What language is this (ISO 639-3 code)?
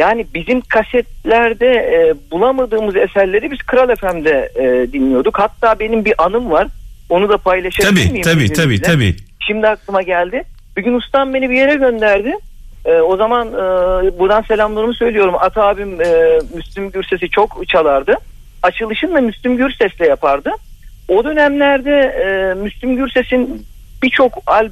tur